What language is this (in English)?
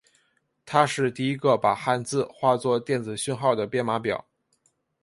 Chinese